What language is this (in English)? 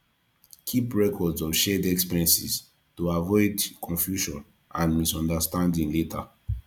Nigerian Pidgin